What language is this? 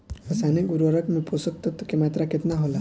Bhojpuri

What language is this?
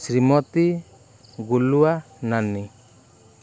Odia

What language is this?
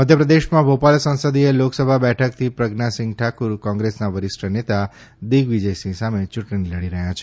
Gujarati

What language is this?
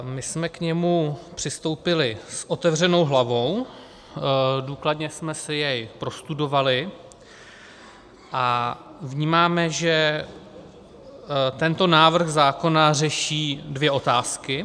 Czech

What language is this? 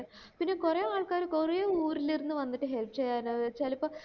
Malayalam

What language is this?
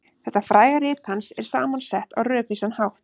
Icelandic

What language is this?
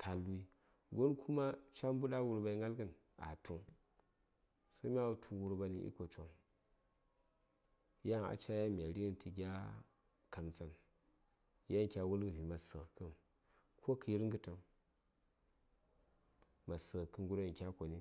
Saya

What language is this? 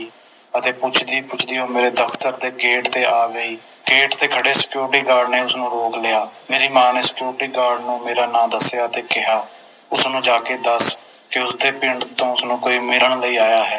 Punjabi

